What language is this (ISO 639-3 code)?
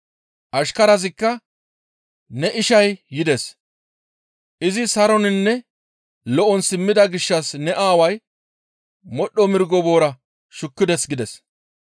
gmv